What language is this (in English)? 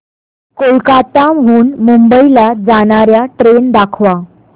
Marathi